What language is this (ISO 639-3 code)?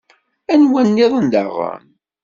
kab